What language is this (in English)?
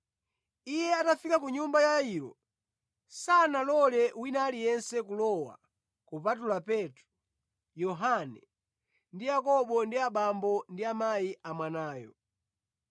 Nyanja